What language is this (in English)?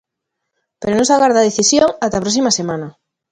Galician